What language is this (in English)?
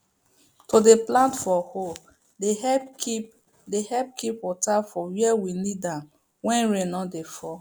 Nigerian Pidgin